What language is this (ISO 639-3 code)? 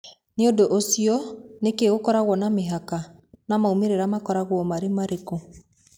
kik